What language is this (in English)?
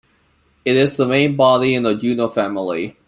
English